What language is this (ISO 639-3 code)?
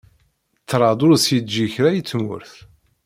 kab